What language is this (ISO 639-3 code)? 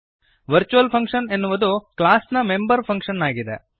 kan